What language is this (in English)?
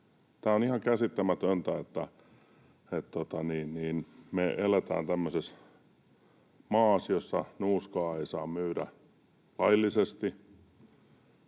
Finnish